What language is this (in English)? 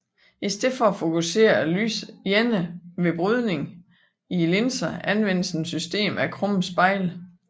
Danish